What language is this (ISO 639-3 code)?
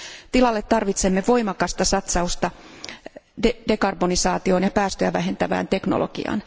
fin